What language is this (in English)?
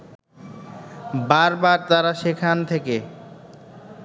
Bangla